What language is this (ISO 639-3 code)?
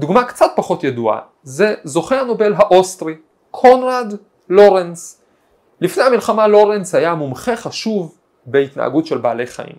heb